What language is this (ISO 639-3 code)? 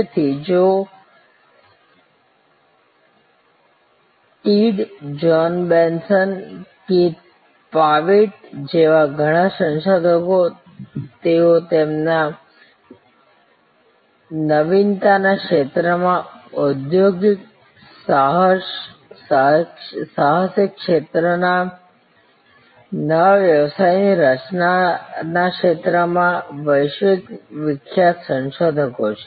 guj